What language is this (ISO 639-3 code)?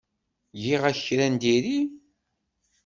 kab